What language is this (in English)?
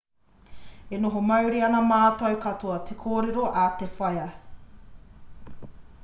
Māori